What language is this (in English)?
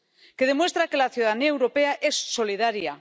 Spanish